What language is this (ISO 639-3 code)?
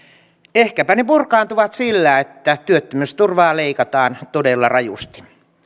fin